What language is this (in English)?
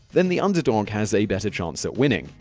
English